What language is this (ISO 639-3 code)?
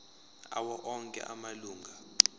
zul